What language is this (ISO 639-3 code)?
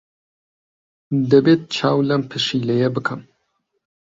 ckb